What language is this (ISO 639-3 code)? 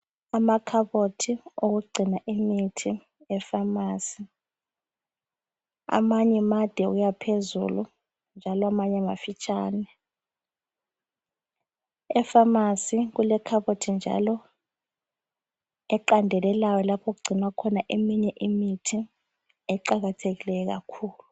nde